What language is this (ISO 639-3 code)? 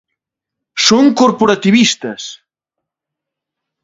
glg